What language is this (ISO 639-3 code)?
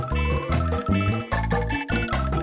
ind